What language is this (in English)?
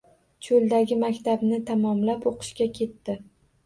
Uzbek